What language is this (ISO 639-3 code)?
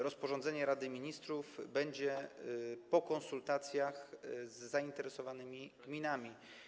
pol